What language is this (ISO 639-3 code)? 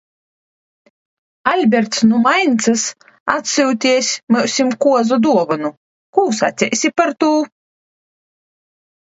lav